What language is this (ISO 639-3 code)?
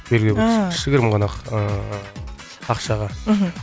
kaz